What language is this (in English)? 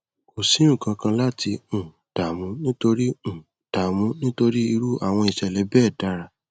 Yoruba